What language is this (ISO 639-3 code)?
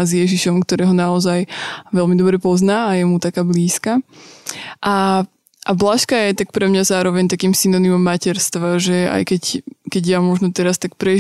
slk